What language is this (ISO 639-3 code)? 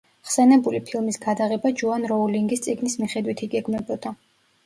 kat